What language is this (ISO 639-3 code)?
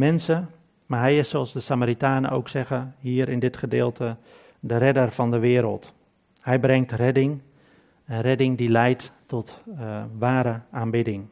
nld